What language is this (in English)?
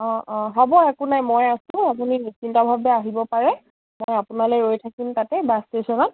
Assamese